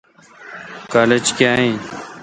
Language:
Kalkoti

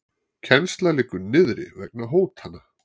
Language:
Icelandic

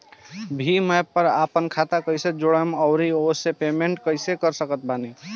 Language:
Bhojpuri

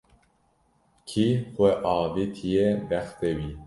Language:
Kurdish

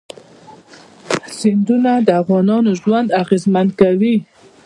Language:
Pashto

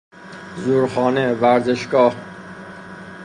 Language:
Persian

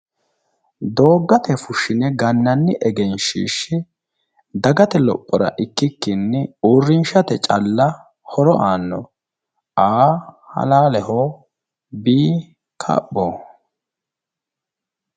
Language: Sidamo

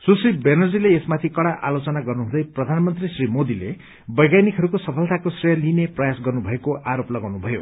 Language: Nepali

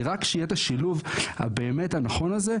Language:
Hebrew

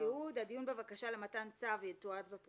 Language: Hebrew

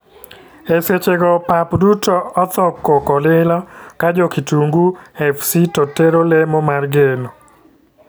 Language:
Luo (Kenya and Tanzania)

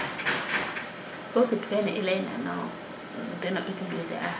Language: Serer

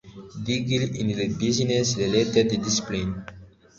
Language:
Kinyarwanda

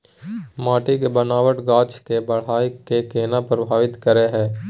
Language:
Maithili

